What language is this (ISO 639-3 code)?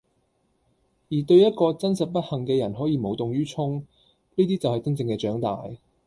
yue